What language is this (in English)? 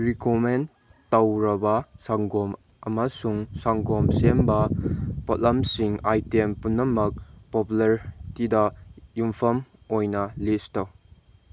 Manipuri